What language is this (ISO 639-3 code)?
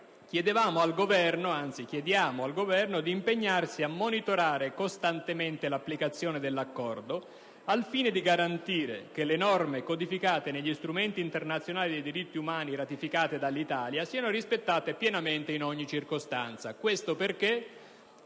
ita